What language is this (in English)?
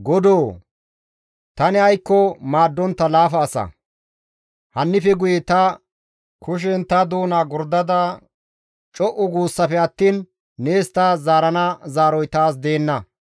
Gamo